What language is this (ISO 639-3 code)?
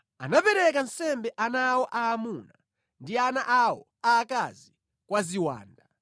nya